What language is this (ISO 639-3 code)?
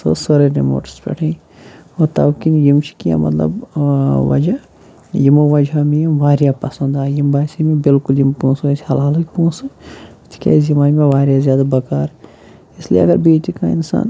kas